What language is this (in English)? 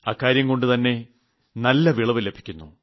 Malayalam